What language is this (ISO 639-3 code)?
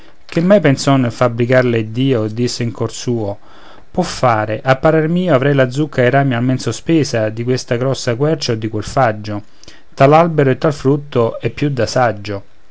ita